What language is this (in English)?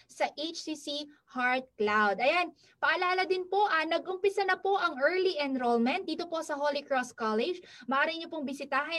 Filipino